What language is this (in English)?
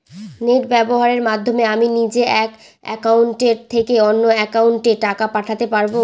Bangla